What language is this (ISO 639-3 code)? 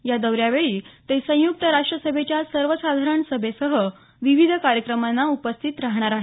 mar